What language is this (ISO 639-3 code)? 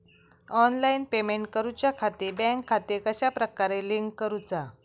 mar